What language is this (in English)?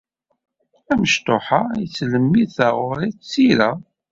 Kabyle